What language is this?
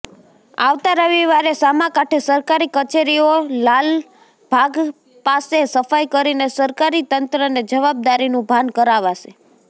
Gujarati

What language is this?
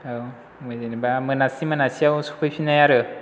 Bodo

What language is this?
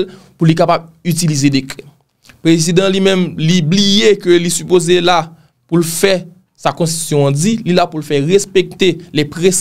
French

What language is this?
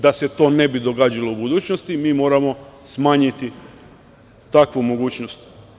Serbian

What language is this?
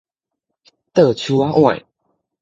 Min Nan Chinese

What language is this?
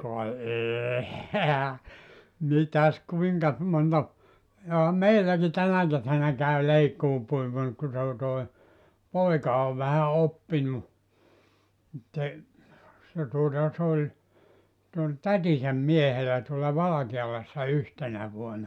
Finnish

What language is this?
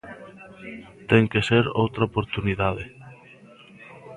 Galician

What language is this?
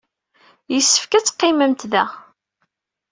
Kabyle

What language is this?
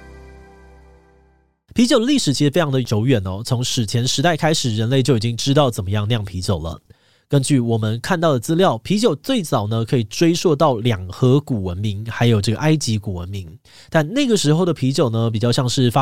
Chinese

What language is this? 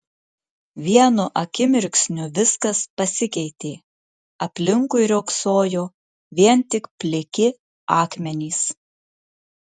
Lithuanian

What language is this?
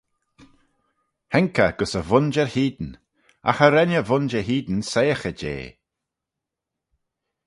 Manx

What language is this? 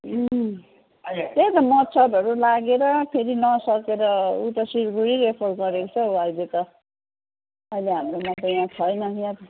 Nepali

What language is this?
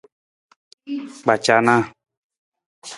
Nawdm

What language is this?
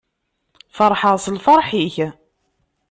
Kabyle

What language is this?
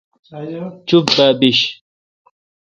Kalkoti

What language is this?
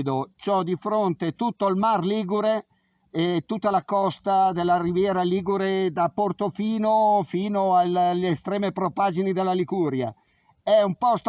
Italian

